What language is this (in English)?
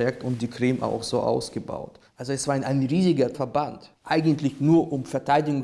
German